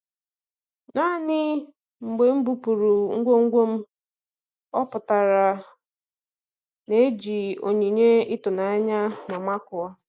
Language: Igbo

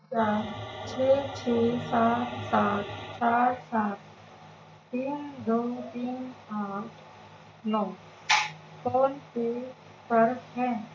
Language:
Urdu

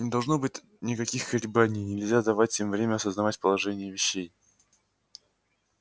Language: Russian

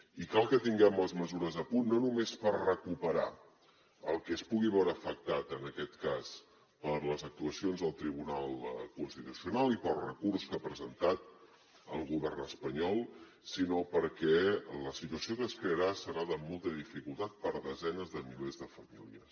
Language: Catalan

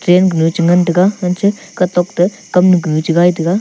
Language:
Wancho Naga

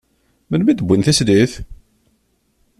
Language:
Kabyle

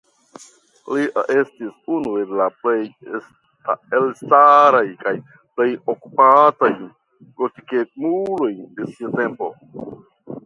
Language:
Esperanto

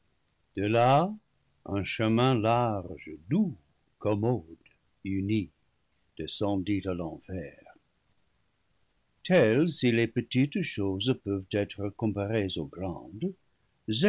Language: French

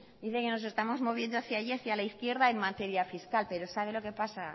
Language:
Spanish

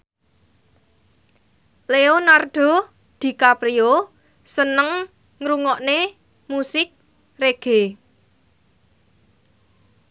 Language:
Javanese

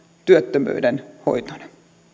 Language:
Finnish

